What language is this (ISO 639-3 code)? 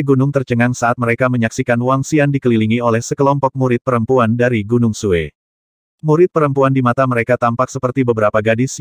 ind